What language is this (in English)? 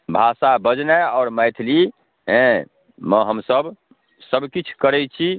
Maithili